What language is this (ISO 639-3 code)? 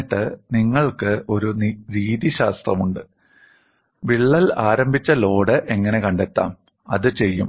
mal